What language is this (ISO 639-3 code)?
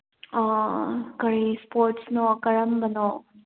mni